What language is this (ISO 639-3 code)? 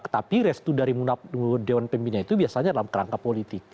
ind